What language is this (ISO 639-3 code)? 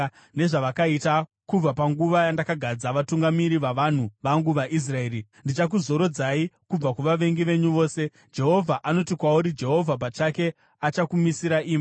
sna